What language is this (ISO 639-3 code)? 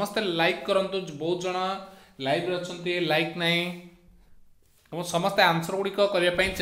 hin